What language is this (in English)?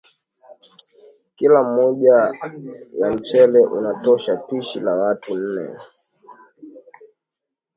Swahili